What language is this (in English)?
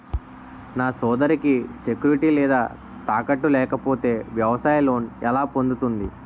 Telugu